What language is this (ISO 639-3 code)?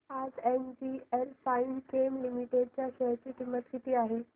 mar